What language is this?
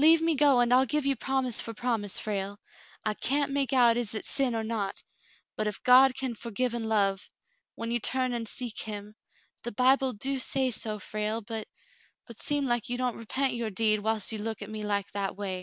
English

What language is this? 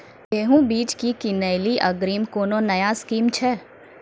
Maithili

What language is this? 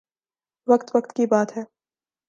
Urdu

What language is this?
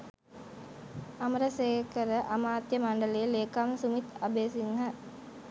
Sinhala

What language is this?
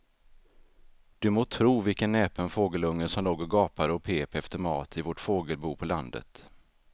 Swedish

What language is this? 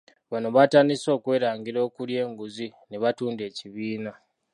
Ganda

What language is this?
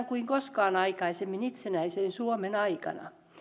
Finnish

